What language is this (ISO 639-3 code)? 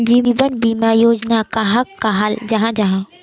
mag